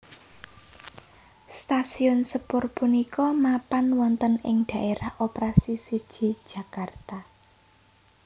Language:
Javanese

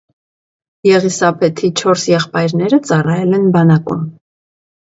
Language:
Armenian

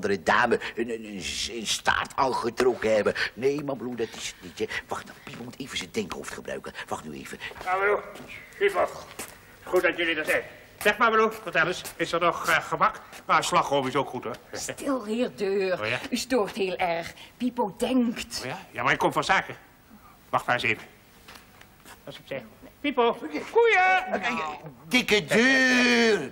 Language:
Dutch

